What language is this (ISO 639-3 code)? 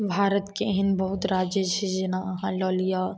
mai